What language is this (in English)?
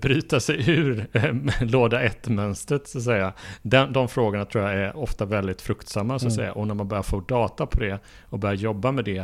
Swedish